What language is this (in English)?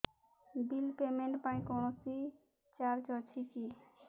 Odia